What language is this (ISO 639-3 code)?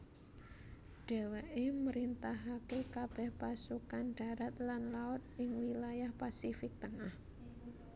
jav